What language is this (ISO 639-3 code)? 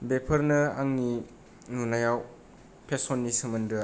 brx